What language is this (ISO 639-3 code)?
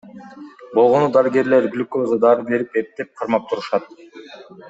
kir